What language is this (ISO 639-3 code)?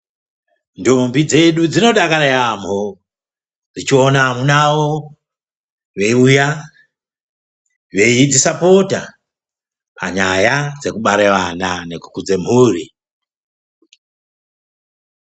ndc